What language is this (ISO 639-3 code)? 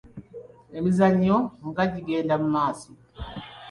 lug